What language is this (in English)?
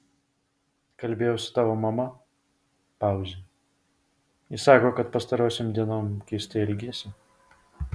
Lithuanian